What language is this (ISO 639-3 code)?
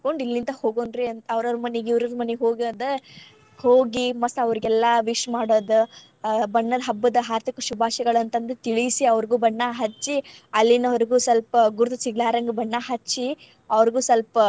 kan